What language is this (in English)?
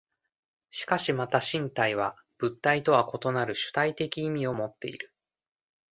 Japanese